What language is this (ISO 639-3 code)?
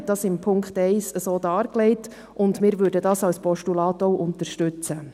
gsw